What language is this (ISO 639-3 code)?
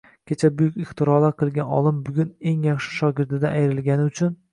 uzb